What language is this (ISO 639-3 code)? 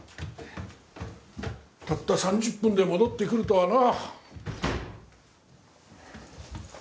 jpn